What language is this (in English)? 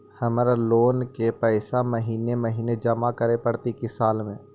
Magahi